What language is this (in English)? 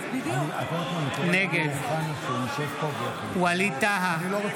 Hebrew